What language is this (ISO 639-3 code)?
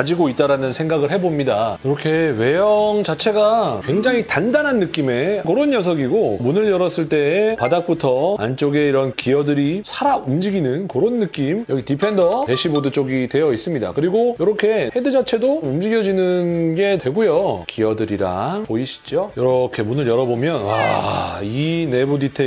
kor